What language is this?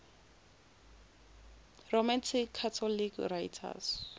Zulu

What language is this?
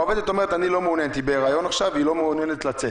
Hebrew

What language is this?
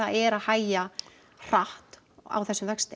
Icelandic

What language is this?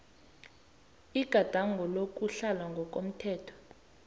South Ndebele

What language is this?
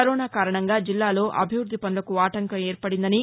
Telugu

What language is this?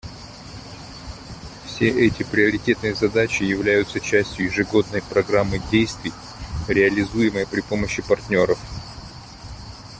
Russian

